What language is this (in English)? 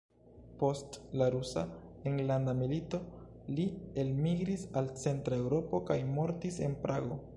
Esperanto